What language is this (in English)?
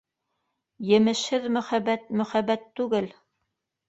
Bashkir